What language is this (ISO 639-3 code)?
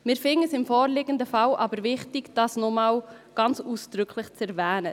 gsw